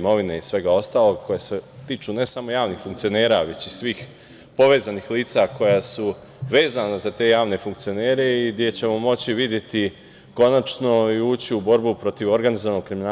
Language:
Serbian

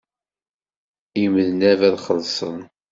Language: Kabyle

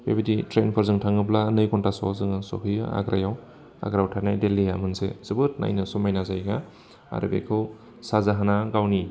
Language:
Bodo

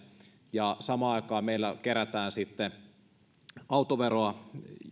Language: Finnish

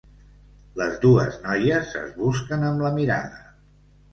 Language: Catalan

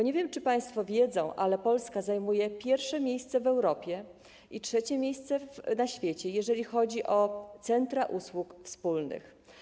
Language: Polish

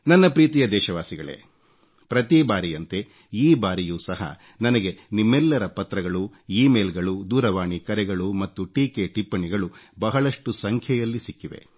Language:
Kannada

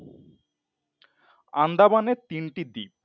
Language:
Bangla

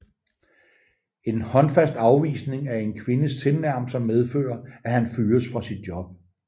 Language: Danish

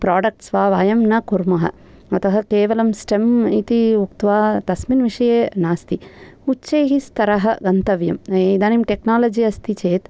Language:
Sanskrit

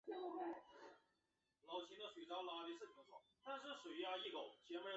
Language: Chinese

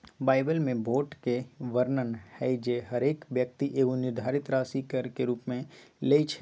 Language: Magahi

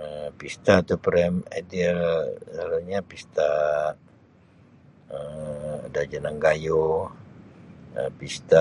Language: Sabah Malay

